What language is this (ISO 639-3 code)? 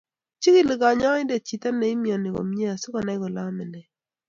kln